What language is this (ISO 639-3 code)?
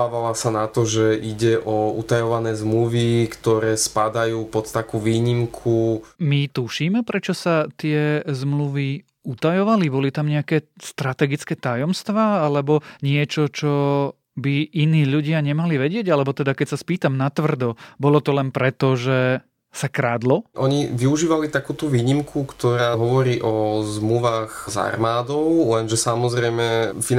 slk